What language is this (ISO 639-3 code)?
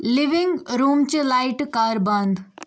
kas